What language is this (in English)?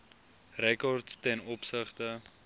Afrikaans